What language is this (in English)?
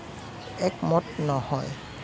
Assamese